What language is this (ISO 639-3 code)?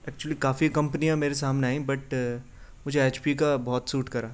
urd